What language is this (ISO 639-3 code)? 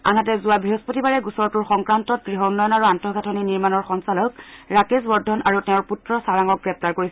asm